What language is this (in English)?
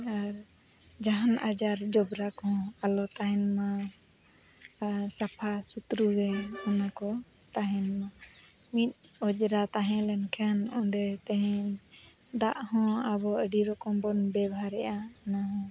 Santali